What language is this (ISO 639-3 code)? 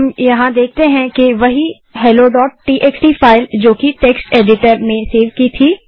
hin